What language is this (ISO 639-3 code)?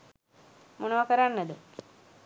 sin